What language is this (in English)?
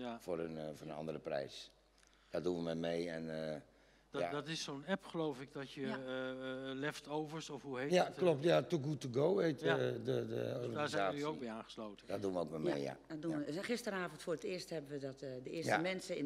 Dutch